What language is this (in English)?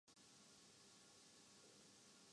Urdu